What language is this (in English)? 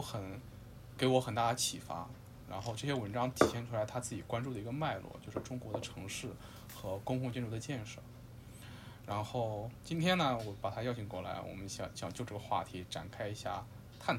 Chinese